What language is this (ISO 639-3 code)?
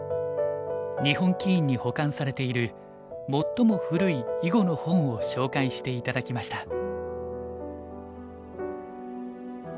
jpn